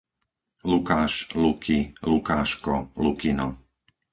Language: Slovak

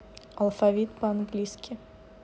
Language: Russian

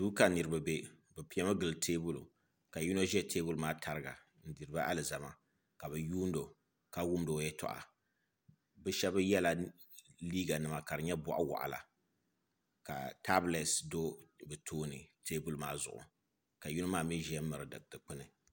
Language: Dagbani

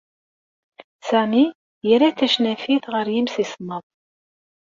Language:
Kabyle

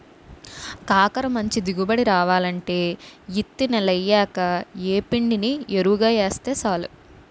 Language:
Telugu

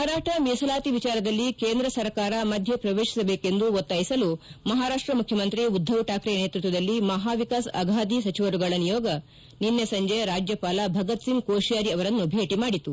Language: Kannada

